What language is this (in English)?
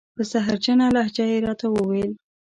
Pashto